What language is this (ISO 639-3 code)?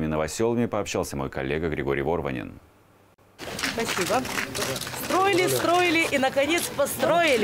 rus